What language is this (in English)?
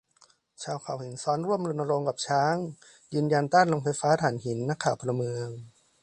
Thai